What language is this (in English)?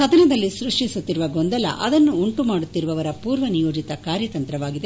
Kannada